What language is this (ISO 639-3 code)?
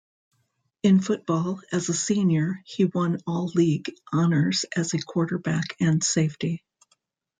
eng